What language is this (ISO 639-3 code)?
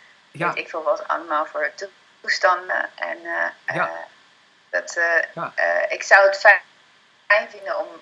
nld